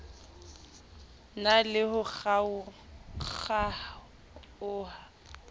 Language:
Southern Sotho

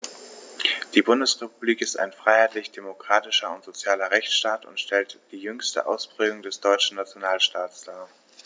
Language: German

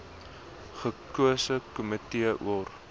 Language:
Afrikaans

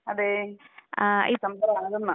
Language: Malayalam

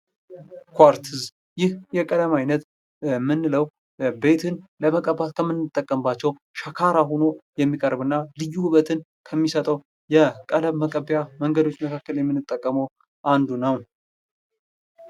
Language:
Amharic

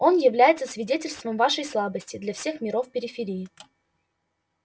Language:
Russian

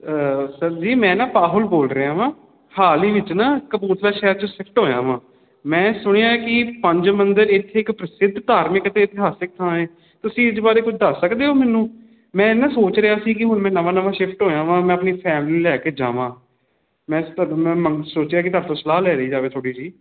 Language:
Punjabi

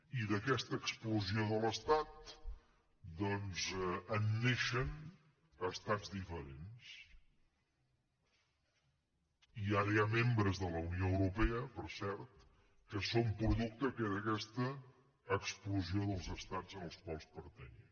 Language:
Catalan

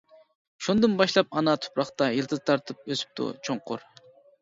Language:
Uyghur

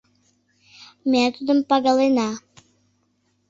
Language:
Mari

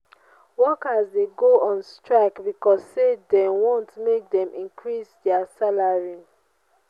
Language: Nigerian Pidgin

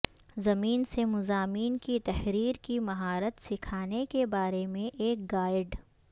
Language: Urdu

